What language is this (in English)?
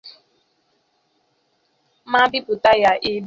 Igbo